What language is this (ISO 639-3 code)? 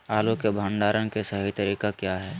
mag